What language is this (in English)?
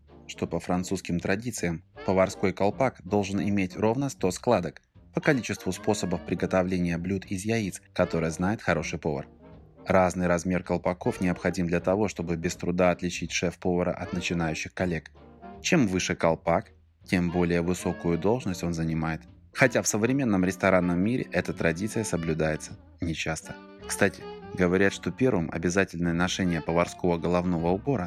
Russian